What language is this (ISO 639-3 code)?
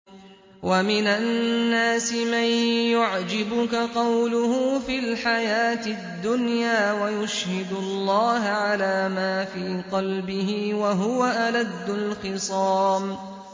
ara